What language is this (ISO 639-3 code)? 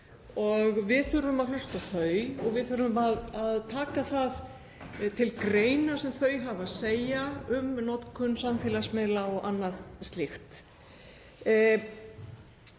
isl